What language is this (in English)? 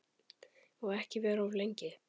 Icelandic